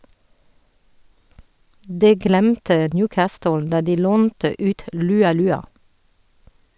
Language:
Norwegian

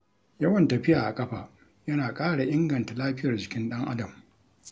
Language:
Hausa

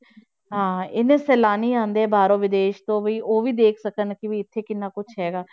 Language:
Punjabi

